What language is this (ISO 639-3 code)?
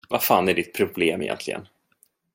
swe